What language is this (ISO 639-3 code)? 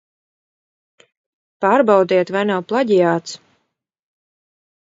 lav